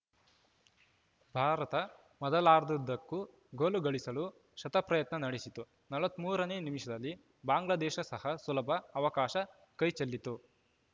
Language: Kannada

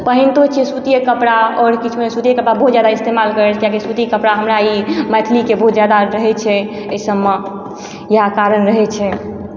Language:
Maithili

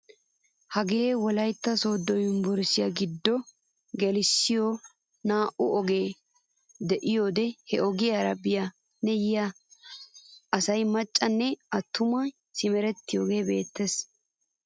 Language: Wolaytta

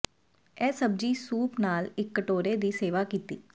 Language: Punjabi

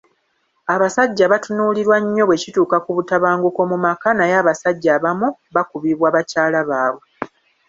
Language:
Ganda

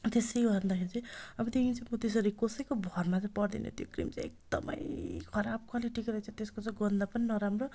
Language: Nepali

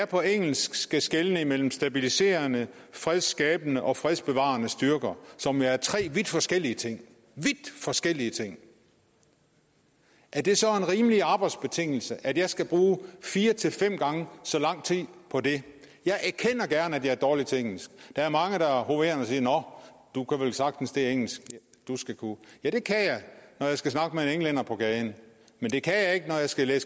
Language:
Danish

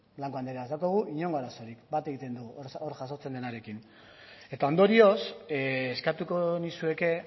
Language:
Basque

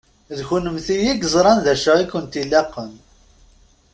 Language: Kabyle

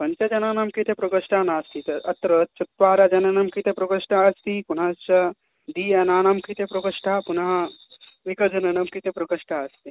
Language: Sanskrit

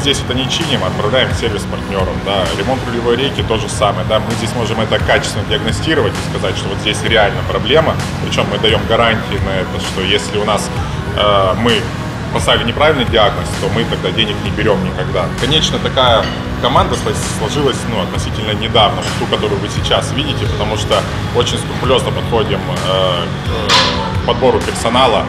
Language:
Russian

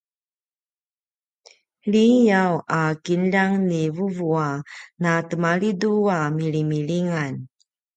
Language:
Paiwan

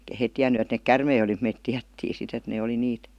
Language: Finnish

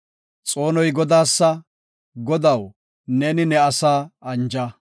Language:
Gofa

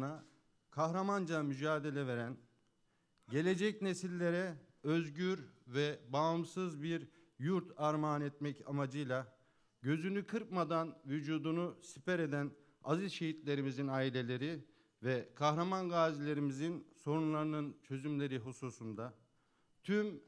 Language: Turkish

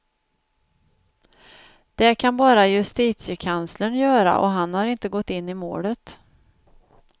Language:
Swedish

